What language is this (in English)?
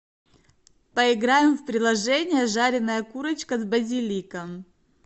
Russian